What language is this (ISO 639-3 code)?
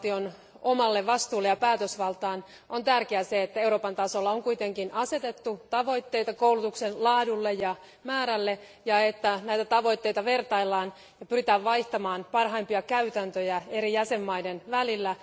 fin